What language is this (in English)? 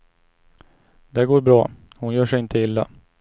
Swedish